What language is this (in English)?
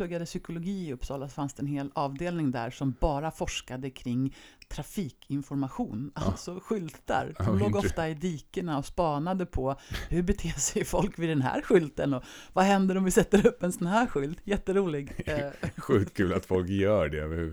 Swedish